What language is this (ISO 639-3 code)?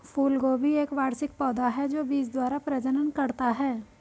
hin